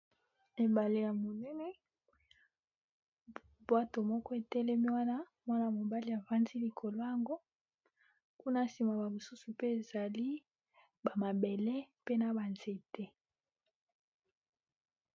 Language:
Lingala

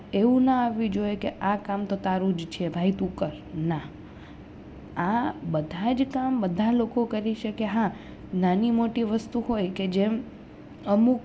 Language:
Gujarati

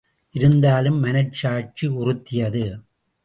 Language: Tamil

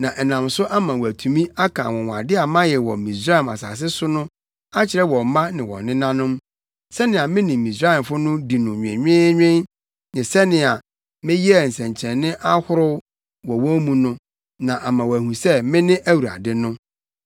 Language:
Akan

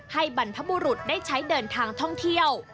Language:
Thai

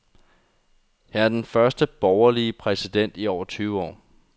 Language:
Danish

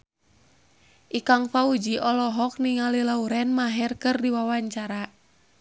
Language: Sundanese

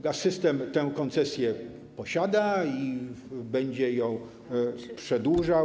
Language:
Polish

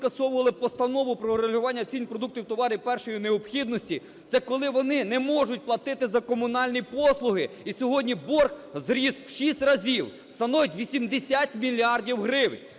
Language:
Ukrainian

